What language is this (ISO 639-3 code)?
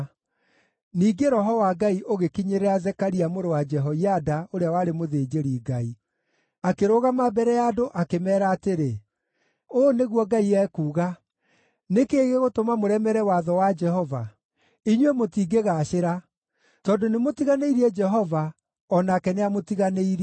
kik